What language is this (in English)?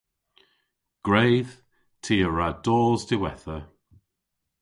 Cornish